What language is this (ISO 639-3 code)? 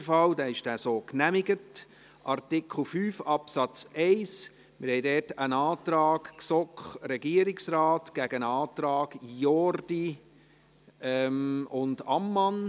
gsw